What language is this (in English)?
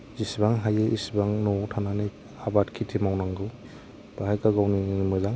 Bodo